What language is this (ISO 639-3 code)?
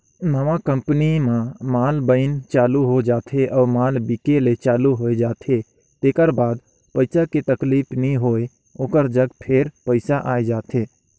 hne